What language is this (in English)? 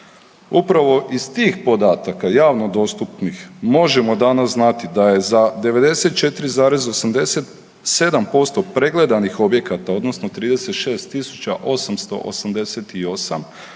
Croatian